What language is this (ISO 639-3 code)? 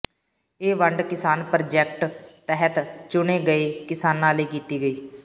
pan